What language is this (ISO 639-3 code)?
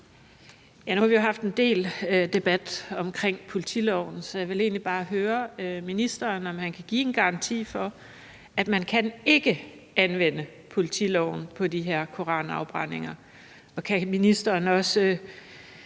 dan